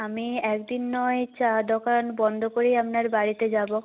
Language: Bangla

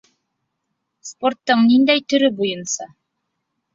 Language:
Bashkir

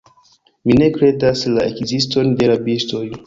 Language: Esperanto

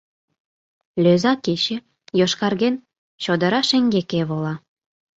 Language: Mari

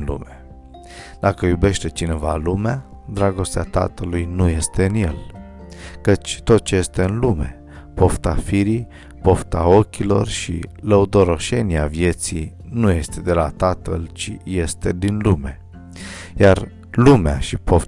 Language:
Romanian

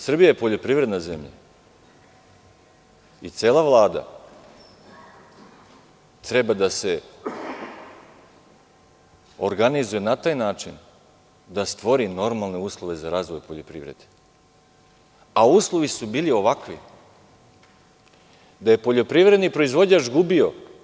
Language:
Serbian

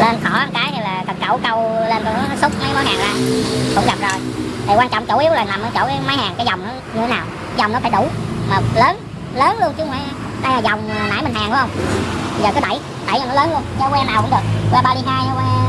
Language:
Vietnamese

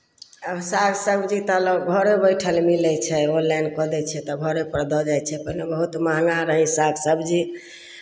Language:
Maithili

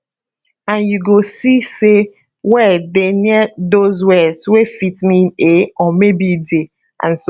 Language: Nigerian Pidgin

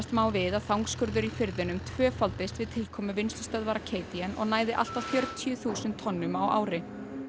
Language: Icelandic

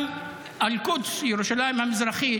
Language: Hebrew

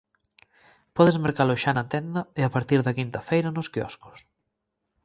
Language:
Galician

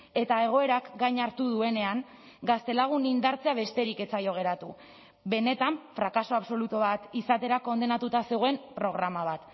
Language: Basque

